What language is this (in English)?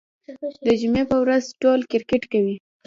Pashto